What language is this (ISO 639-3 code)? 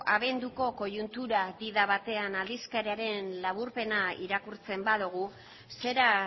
eus